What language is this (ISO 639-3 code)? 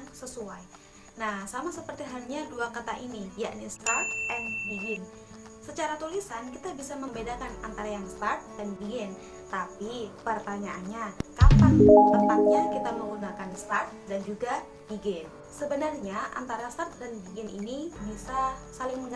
ind